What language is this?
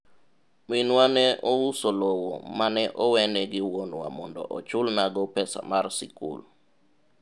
Luo (Kenya and Tanzania)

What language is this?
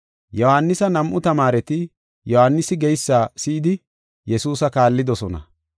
Gofa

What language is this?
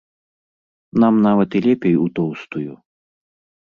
Belarusian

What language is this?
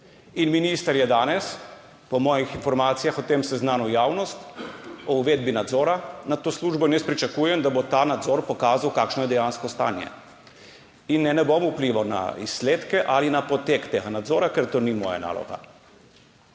Slovenian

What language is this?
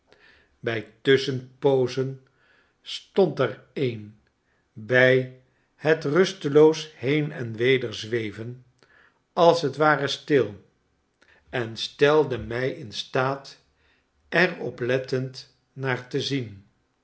Dutch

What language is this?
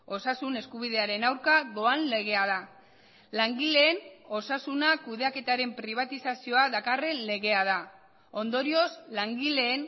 Basque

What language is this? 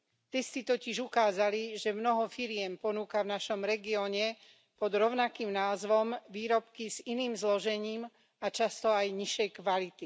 Slovak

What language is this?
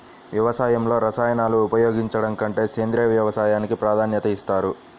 Telugu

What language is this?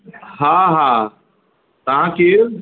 Sindhi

